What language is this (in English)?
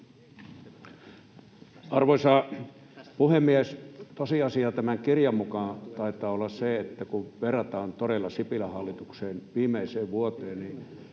Finnish